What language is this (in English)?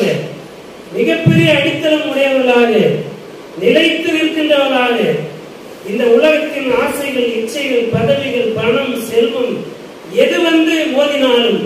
Romanian